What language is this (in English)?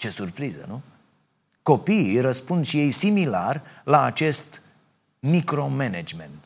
Romanian